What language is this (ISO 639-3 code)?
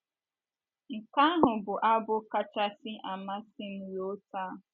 ibo